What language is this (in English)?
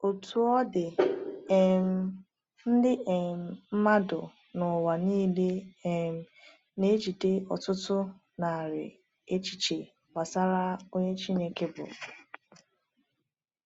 Igbo